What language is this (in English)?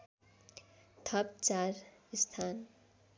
Nepali